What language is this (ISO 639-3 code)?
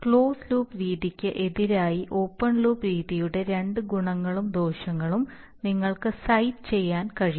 mal